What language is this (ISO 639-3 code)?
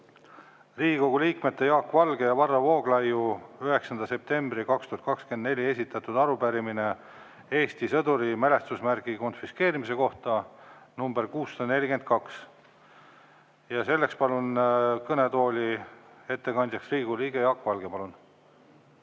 est